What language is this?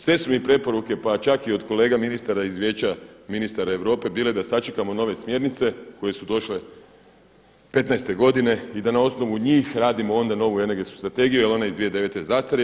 Croatian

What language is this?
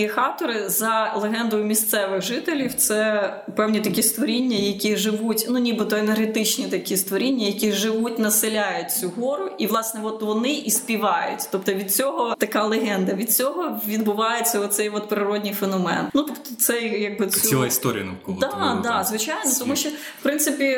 Ukrainian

